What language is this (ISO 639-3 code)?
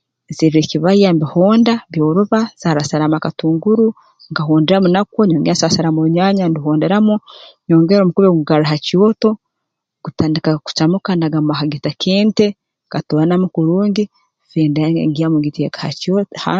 ttj